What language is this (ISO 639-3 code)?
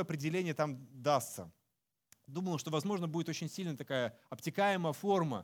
rus